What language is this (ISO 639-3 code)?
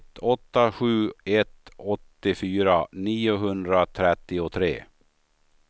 swe